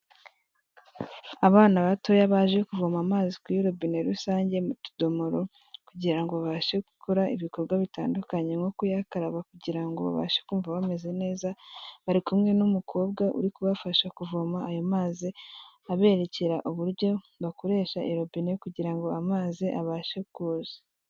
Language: Kinyarwanda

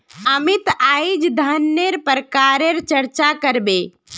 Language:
Magahi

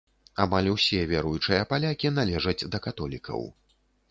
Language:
Belarusian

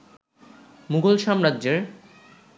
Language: Bangla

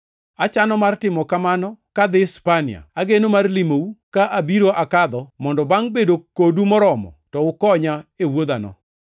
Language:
Luo (Kenya and Tanzania)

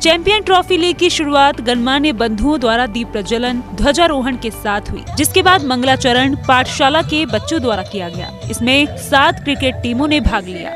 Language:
Hindi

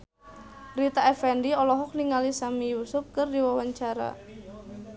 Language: Sundanese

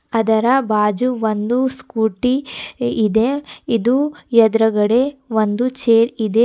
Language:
Kannada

